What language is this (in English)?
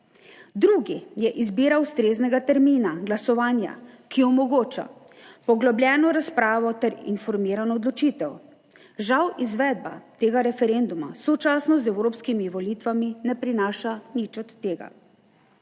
Slovenian